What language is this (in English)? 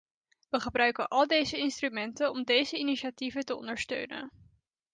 Dutch